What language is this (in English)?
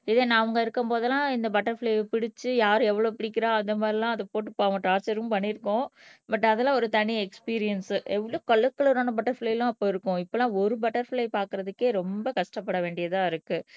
Tamil